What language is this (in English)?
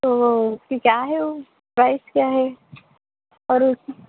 Urdu